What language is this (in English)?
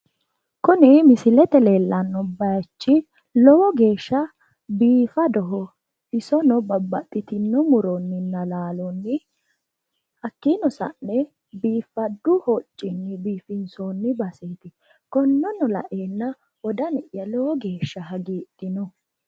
Sidamo